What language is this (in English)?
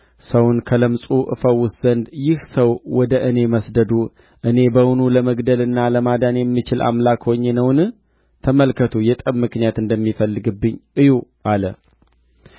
Amharic